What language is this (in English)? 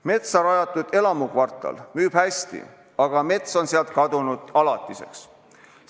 Estonian